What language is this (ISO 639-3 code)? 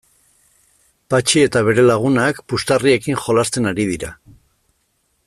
eus